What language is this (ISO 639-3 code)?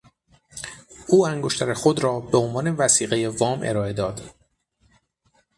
fas